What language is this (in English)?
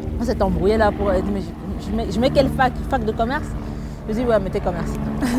French